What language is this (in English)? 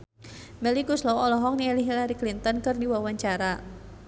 Sundanese